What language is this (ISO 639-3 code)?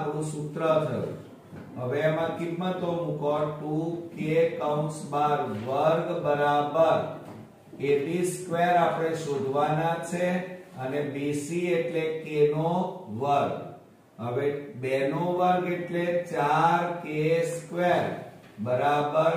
hin